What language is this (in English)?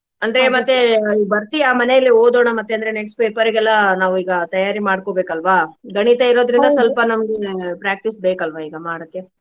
Kannada